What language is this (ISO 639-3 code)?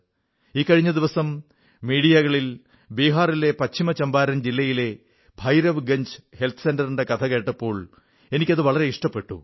mal